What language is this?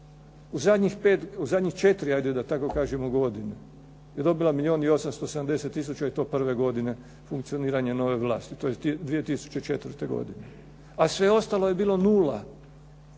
Croatian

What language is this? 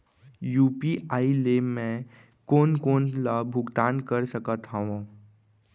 Chhattisgarhi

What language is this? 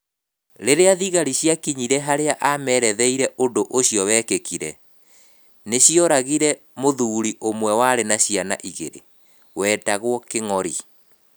Kikuyu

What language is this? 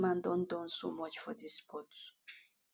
Nigerian Pidgin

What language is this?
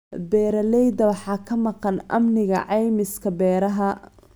Somali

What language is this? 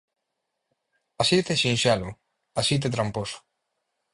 Galician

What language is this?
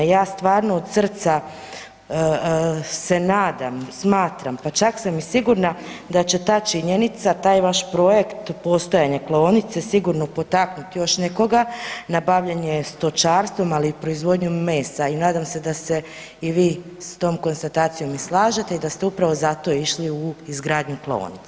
Croatian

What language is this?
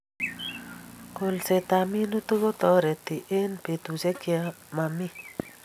Kalenjin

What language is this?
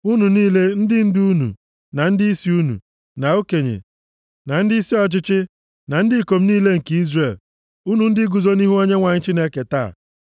Igbo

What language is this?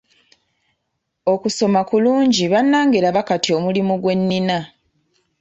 Ganda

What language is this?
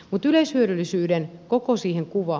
Finnish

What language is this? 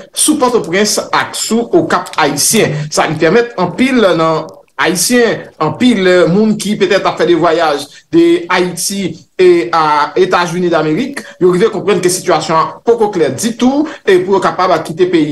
French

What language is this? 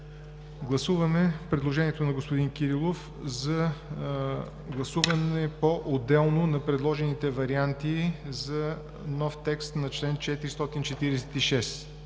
Bulgarian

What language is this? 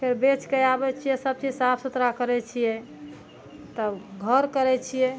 Maithili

